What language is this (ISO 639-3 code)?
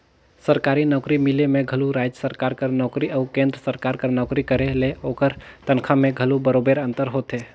hne